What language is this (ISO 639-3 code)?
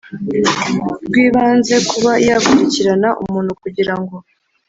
kin